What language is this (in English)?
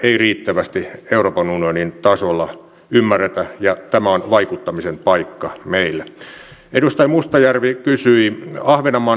Finnish